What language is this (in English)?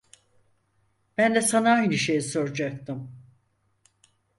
Turkish